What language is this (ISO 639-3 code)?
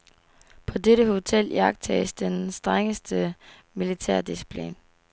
dan